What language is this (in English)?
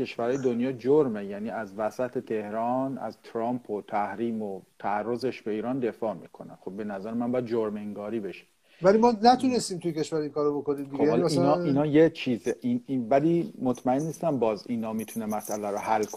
Persian